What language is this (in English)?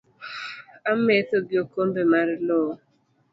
Luo (Kenya and Tanzania)